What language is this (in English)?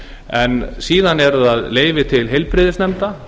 Icelandic